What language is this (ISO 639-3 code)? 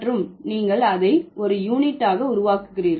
tam